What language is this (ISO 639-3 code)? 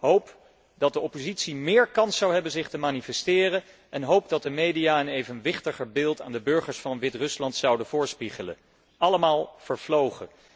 nld